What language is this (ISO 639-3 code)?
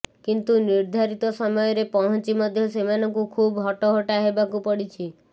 ori